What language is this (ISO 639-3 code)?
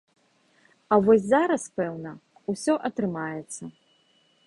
bel